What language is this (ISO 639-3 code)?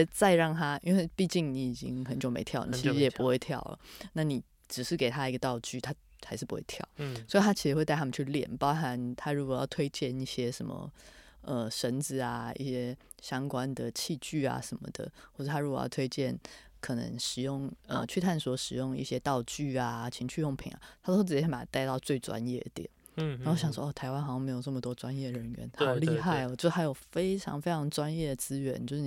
zho